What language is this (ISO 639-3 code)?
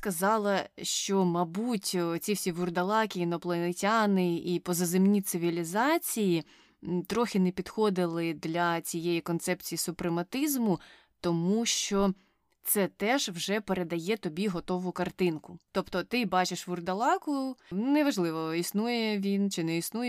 ukr